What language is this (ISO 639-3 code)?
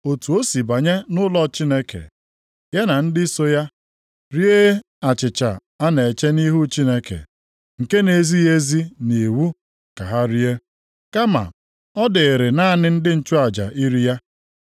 ibo